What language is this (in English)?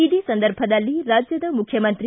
Kannada